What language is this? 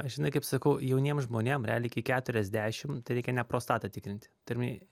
Lithuanian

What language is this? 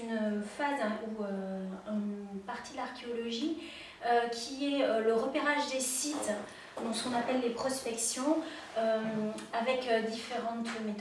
French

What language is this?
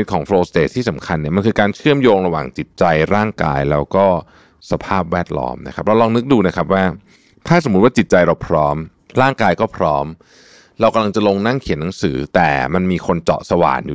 Thai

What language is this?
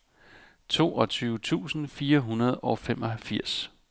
Danish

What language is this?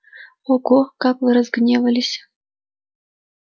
Russian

